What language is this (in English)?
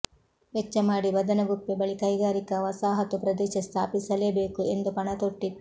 Kannada